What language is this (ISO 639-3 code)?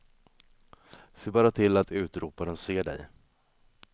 swe